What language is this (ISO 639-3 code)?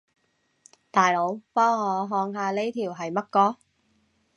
yue